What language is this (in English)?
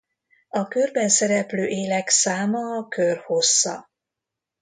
Hungarian